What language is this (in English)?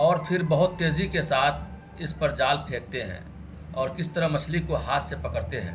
Urdu